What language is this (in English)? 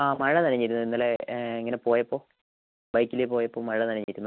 Malayalam